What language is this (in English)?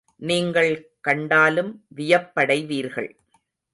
Tamil